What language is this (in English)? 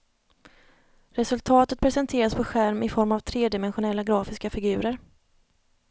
Swedish